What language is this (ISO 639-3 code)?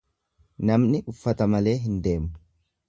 orm